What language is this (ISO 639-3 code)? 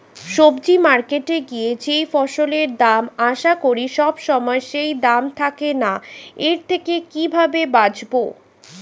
ben